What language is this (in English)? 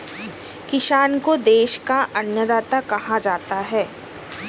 Hindi